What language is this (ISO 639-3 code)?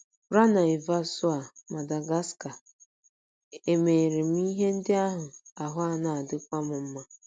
ibo